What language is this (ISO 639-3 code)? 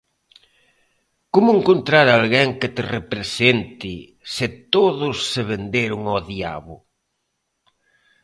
glg